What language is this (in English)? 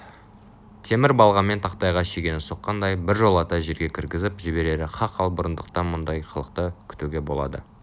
Kazakh